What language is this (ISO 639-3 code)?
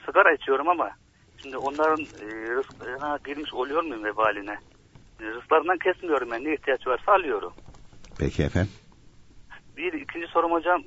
tur